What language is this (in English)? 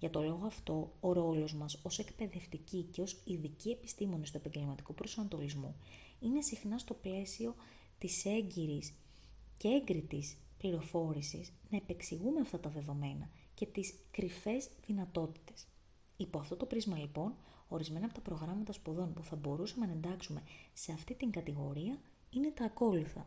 Greek